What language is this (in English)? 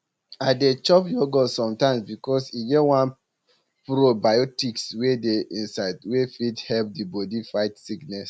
Nigerian Pidgin